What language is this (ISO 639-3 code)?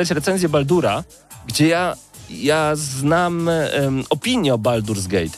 pol